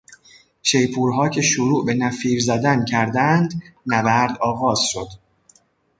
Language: Persian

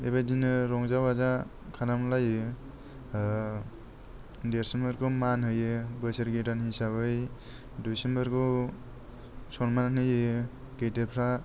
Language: Bodo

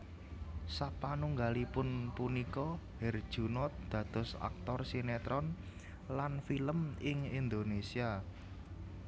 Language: Javanese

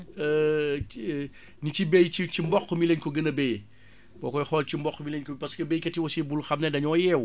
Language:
Wolof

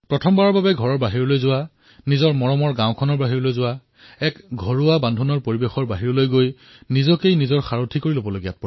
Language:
Assamese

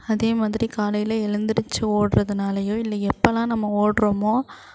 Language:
Tamil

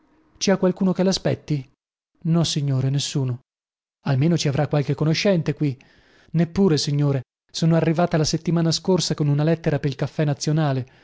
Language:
Italian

